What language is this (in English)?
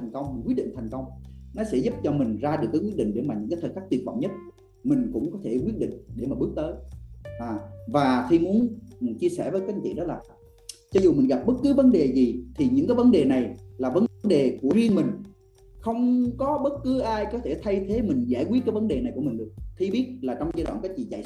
Vietnamese